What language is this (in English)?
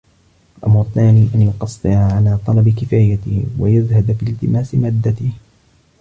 Arabic